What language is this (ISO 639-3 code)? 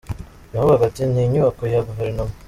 kin